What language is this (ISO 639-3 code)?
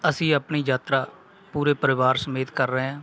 pan